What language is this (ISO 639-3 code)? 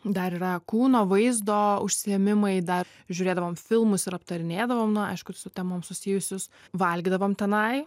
lit